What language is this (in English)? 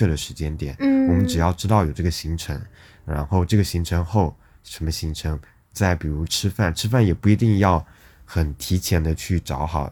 Chinese